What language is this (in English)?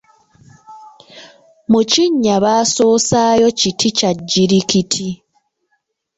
Ganda